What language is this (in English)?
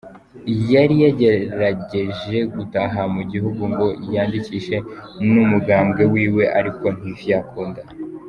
Kinyarwanda